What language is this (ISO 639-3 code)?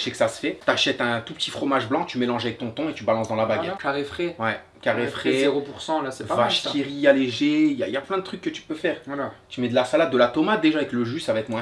fra